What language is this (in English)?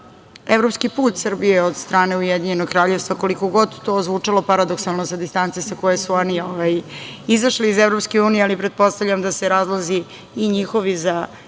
Serbian